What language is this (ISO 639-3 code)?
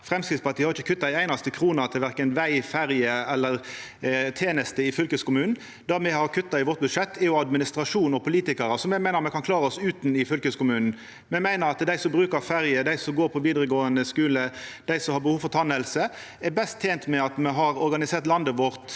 nor